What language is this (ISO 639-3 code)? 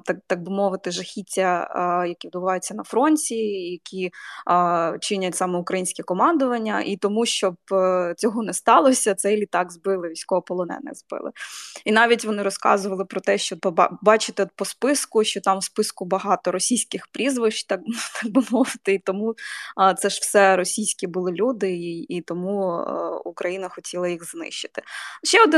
ukr